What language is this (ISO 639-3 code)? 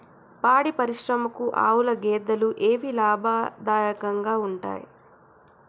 tel